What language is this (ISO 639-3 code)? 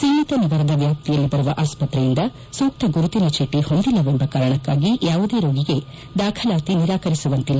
kan